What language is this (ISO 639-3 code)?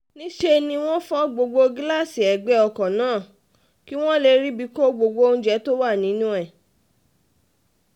yor